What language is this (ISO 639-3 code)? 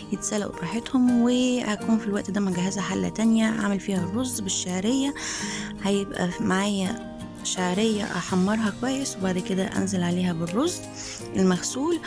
ara